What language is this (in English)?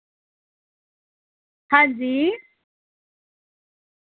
Dogri